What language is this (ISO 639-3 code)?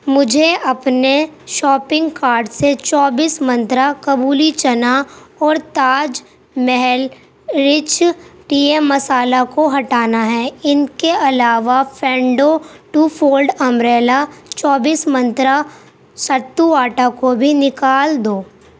urd